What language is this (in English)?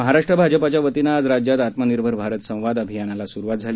Marathi